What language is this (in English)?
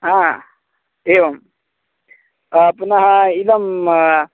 Sanskrit